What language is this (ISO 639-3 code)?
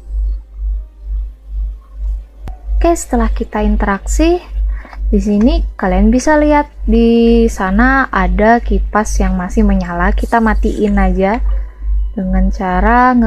ind